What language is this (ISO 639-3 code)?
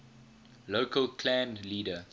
eng